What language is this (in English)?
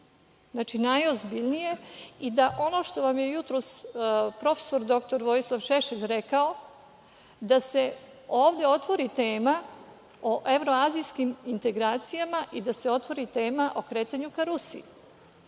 Serbian